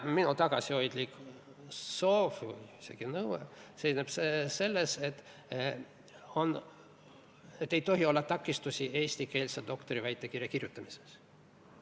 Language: Estonian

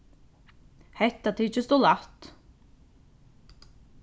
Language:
Faroese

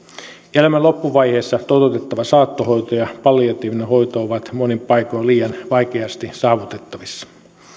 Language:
Finnish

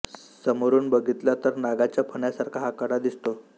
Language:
Marathi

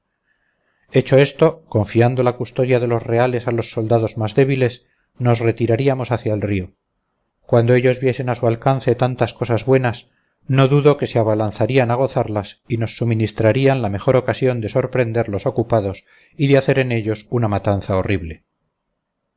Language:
Spanish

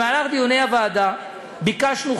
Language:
Hebrew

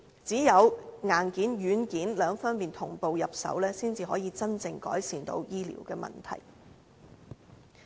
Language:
Cantonese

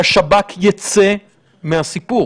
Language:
Hebrew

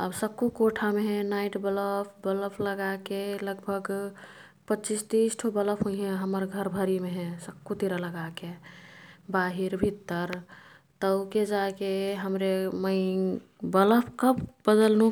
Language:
Kathoriya Tharu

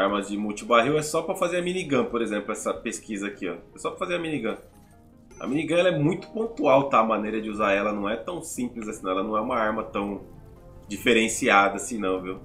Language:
Portuguese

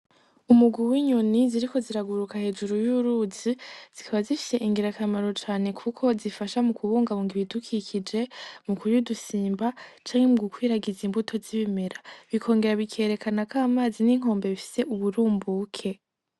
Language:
Rundi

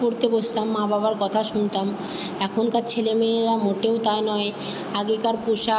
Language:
Bangla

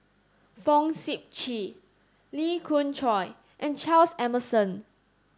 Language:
English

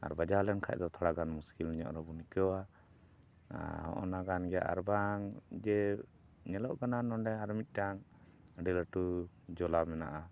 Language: Santali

